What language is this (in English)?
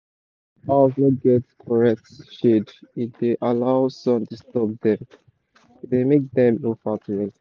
Nigerian Pidgin